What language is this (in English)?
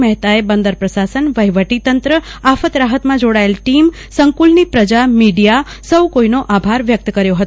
Gujarati